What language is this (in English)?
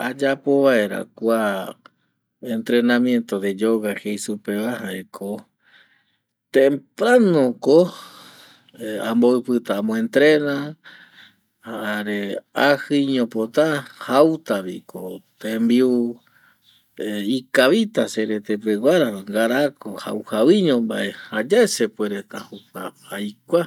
Eastern Bolivian Guaraní